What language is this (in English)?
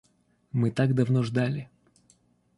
Russian